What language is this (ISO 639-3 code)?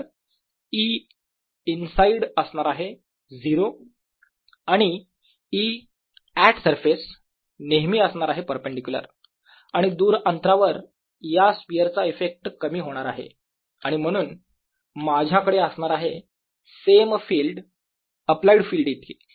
mar